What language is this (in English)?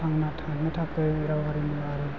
Bodo